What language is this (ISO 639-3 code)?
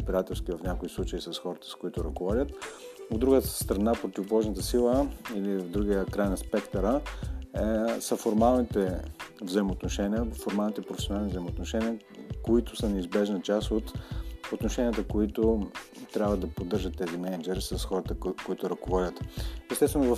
bul